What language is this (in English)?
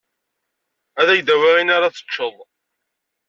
Kabyle